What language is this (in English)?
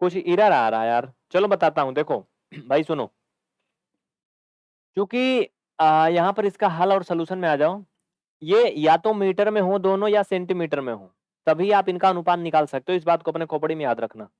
Hindi